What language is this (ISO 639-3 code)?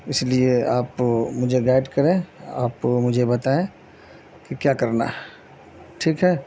urd